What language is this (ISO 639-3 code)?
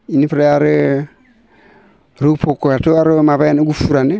brx